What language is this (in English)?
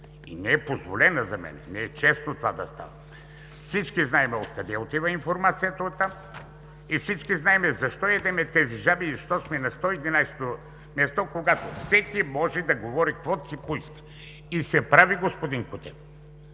Bulgarian